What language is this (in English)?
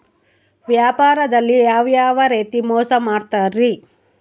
Kannada